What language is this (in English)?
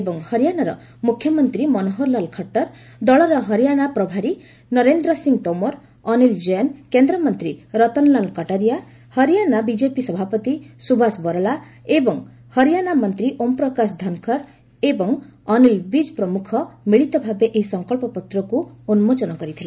Odia